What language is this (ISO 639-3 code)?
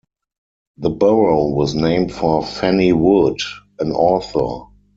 eng